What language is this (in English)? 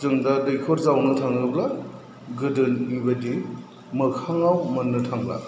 Bodo